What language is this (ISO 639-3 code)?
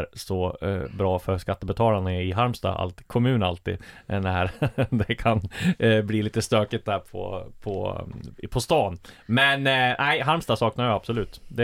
swe